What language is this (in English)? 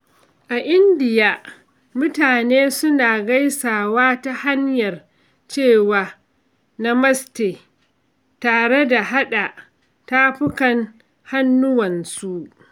Hausa